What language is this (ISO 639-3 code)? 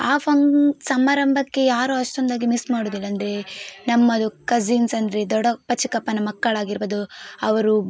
kan